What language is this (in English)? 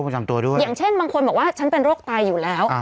Thai